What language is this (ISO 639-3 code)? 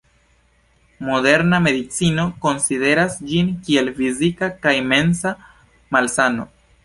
epo